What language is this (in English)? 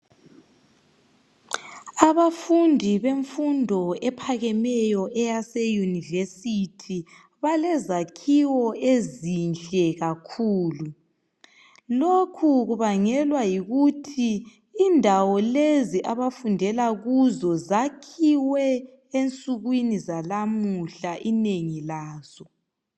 North Ndebele